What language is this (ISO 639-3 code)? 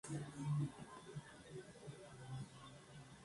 spa